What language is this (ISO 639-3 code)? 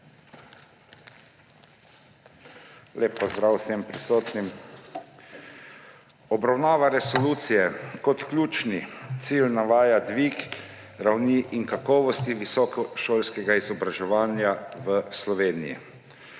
slv